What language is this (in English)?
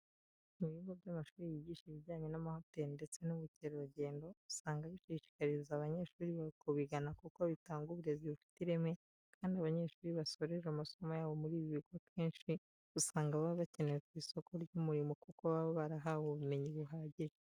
Kinyarwanda